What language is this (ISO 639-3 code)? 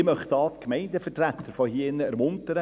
gsw